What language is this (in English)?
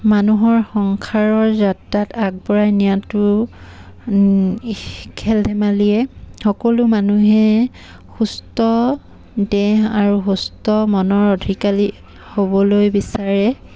Assamese